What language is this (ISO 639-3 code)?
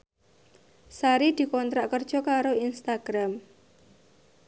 jav